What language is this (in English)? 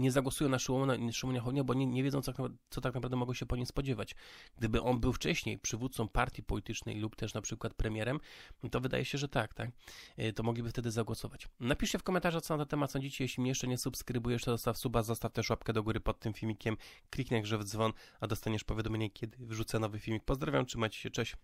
Polish